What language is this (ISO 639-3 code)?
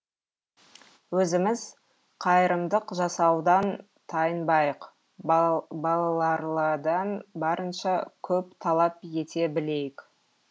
kaz